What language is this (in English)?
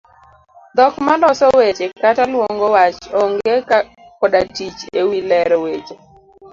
Luo (Kenya and Tanzania)